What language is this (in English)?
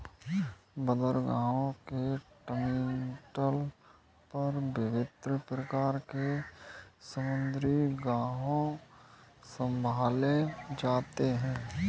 Hindi